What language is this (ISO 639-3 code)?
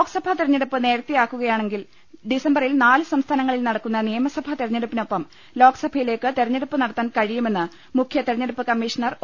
mal